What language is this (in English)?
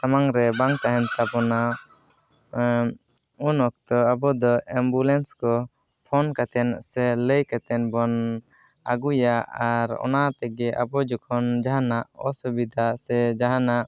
Santali